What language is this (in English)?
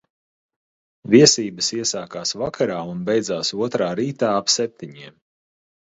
Latvian